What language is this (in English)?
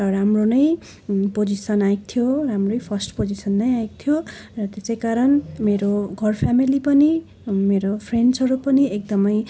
Nepali